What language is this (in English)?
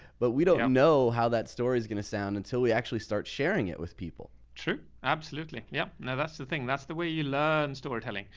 English